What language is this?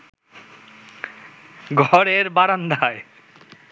Bangla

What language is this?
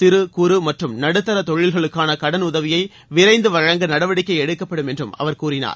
Tamil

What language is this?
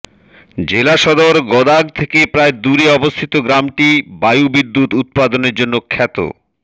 Bangla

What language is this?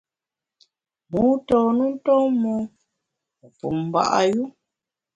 Bamun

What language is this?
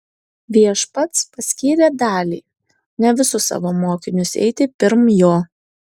Lithuanian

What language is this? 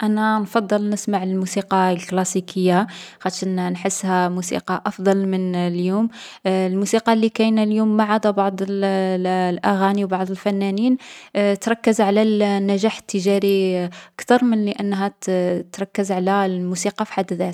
Algerian Arabic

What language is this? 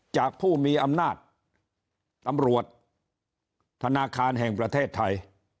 Thai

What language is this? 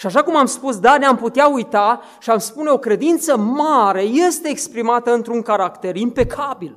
Romanian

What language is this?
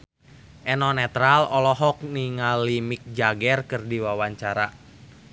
Sundanese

